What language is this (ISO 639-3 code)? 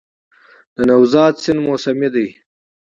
pus